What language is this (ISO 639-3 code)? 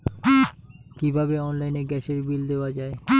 ben